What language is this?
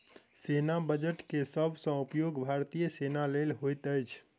Maithili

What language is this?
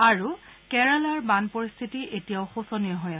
Assamese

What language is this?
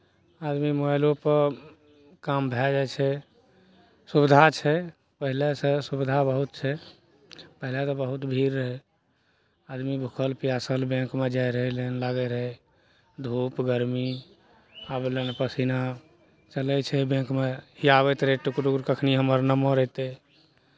Maithili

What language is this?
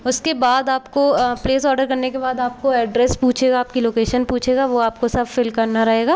Hindi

